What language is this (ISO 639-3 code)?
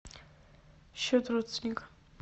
rus